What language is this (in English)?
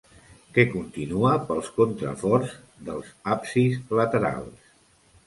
Catalan